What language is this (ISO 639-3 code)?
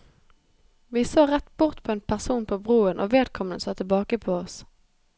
nor